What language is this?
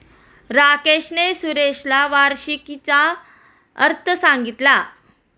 Marathi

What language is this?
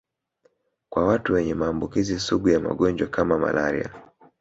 Swahili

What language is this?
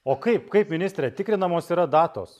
Lithuanian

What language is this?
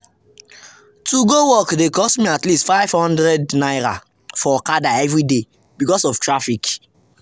Nigerian Pidgin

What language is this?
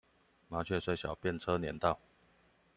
Chinese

